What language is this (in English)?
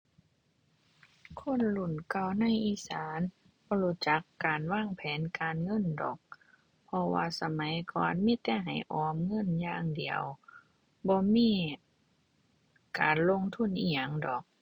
Thai